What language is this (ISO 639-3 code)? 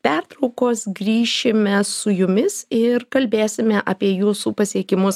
lit